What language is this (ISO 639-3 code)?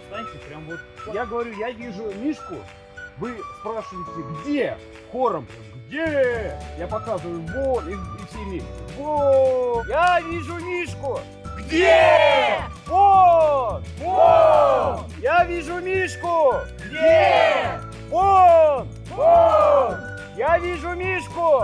rus